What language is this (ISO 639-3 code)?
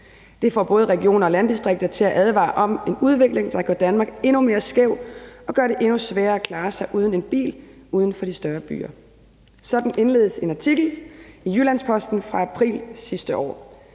dan